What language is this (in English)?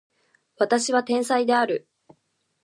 Japanese